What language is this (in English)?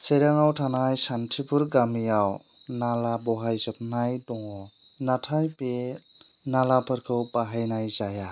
Bodo